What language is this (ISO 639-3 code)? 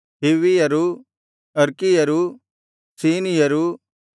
kan